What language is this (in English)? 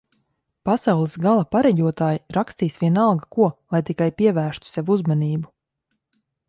Latvian